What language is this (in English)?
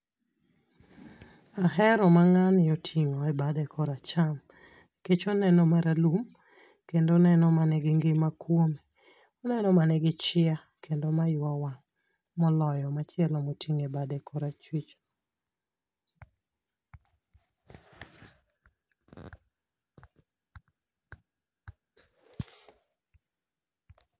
Luo (Kenya and Tanzania)